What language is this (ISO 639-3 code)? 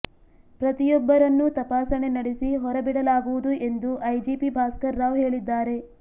kan